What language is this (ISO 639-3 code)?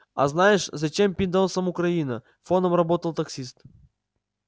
rus